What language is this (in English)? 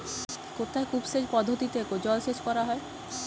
Bangla